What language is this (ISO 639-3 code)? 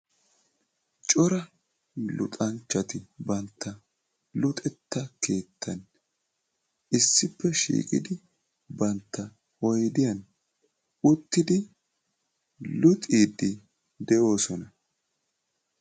wal